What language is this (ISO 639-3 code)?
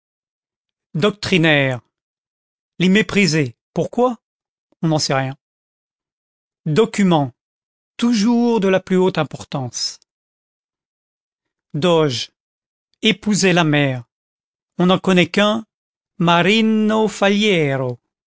fra